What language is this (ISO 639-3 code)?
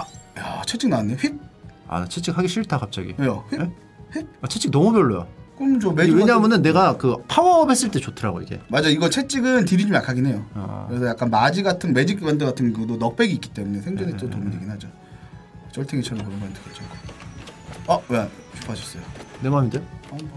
kor